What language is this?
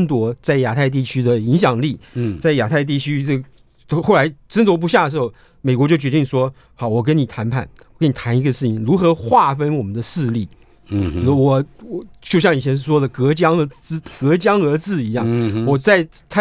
Chinese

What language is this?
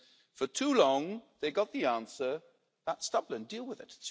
English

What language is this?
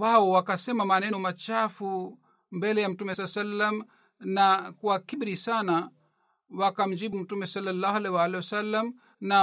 Swahili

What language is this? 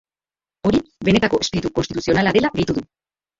Basque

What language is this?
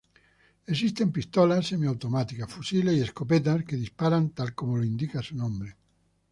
Spanish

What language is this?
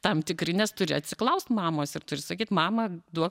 Lithuanian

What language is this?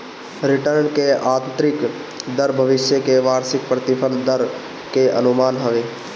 Bhojpuri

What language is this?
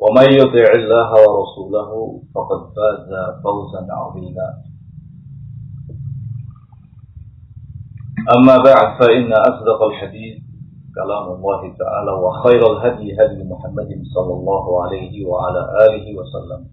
Indonesian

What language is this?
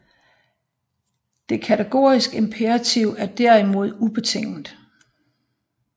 Danish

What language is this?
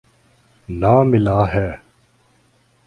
Urdu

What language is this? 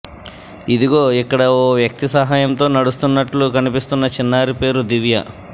Telugu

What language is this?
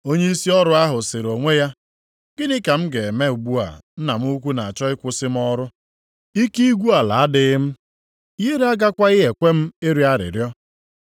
Igbo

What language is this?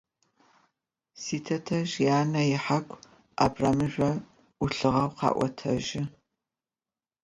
Adyghe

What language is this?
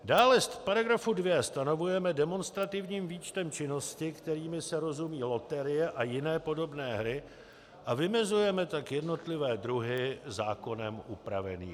Czech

